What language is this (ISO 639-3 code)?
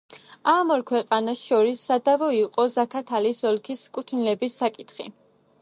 kat